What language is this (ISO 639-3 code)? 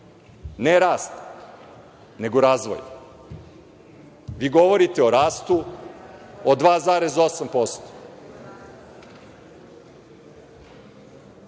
srp